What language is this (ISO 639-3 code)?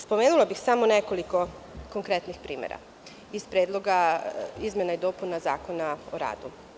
srp